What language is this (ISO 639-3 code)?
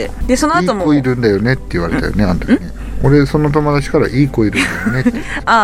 jpn